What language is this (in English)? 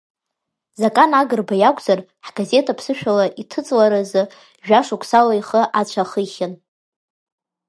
Abkhazian